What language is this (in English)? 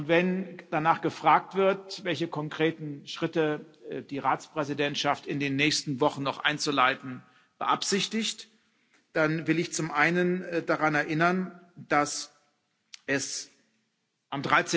German